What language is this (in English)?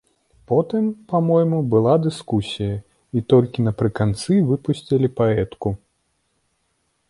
Belarusian